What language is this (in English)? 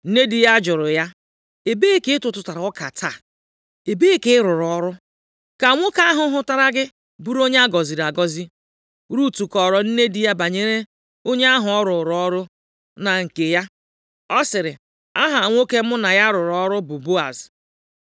Igbo